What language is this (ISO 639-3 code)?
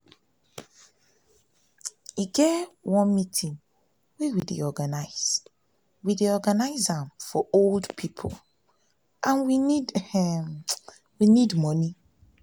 pcm